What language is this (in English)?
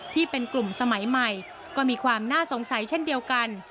Thai